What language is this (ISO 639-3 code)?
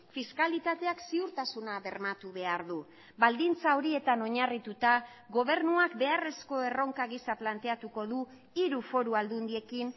eus